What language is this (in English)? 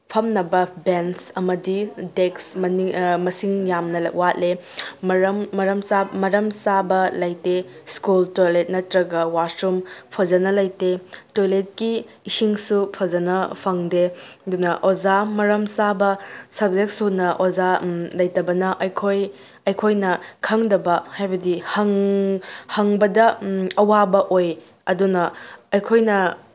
Manipuri